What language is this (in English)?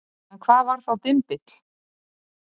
Icelandic